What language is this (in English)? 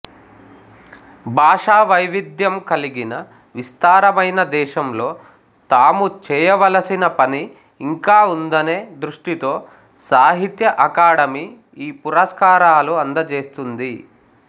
Telugu